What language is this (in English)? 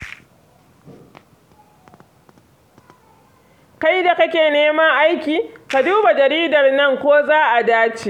Hausa